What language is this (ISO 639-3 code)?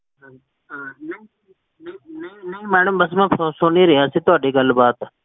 pan